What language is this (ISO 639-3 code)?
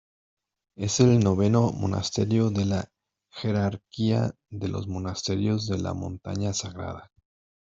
spa